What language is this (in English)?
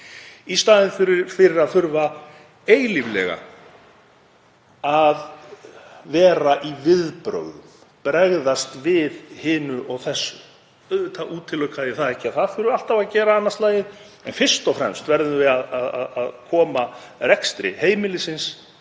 Icelandic